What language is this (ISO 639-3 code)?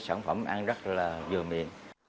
vie